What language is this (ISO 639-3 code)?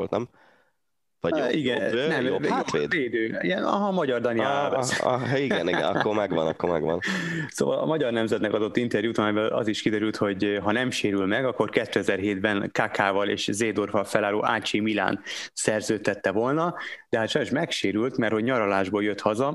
hun